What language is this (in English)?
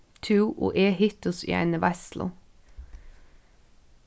Faroese